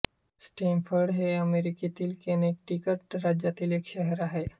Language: Marathi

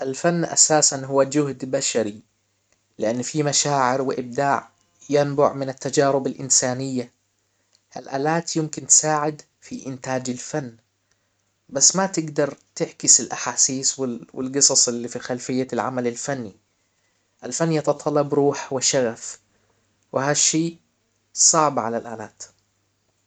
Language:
Hijazi Arabic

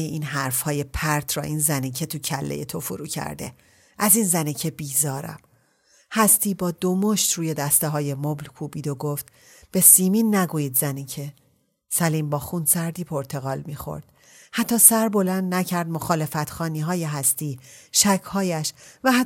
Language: Persian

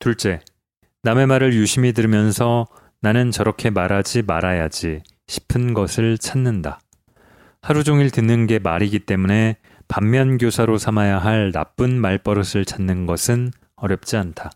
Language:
Korean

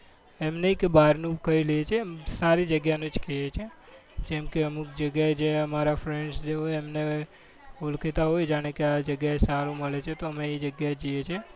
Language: Gujarati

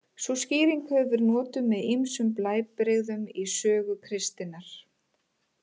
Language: Icelandic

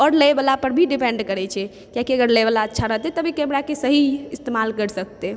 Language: Maithili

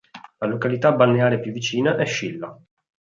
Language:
Italian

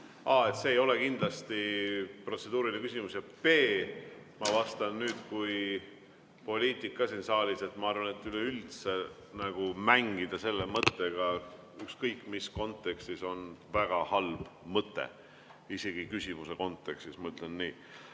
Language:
Estonian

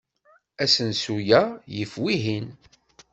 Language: Kabyle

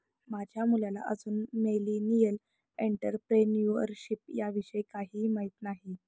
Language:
Marathi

